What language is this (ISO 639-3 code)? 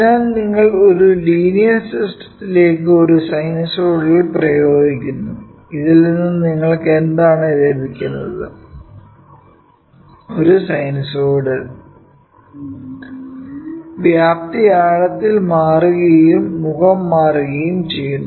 mal